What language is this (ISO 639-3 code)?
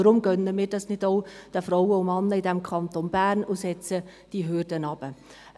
gsw